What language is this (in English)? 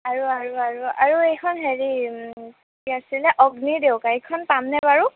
Assamese